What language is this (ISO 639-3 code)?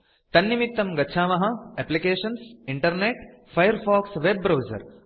san